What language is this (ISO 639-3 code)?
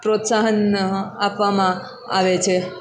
guj